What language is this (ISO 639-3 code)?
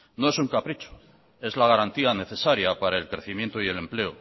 spa